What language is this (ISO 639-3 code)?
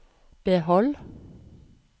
nor